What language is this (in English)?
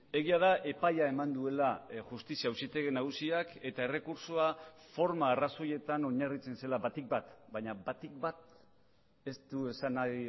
Basque